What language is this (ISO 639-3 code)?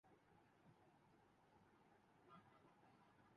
urd